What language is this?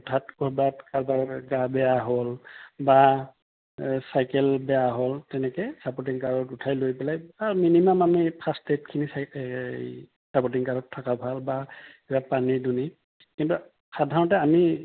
Assamese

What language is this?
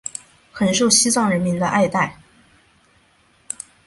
Chinese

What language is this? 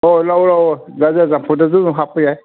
Manipuri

